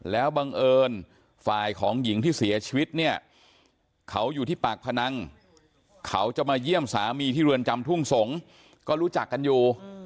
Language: Thai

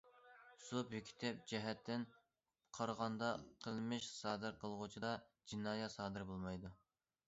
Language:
Uyghur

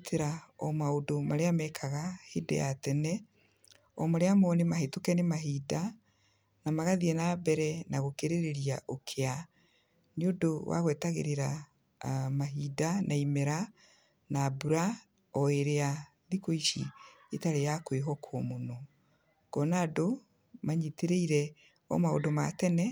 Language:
Kikuyu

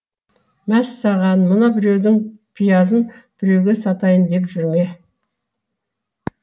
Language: Kazakh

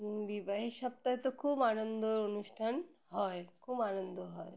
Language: Bangla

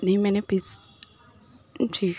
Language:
Urdu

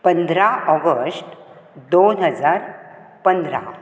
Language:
Konkani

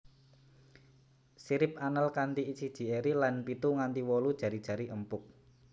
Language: Javanese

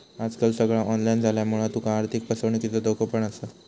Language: Marathi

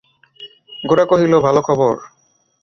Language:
Bangla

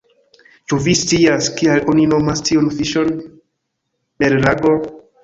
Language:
Esperanto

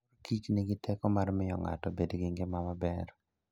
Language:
Luo (Kenya and Tanzania)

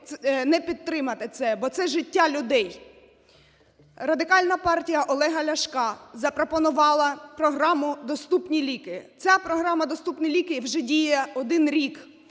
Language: Ukrainian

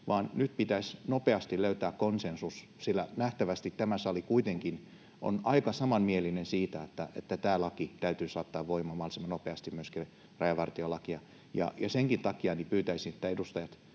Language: Finnish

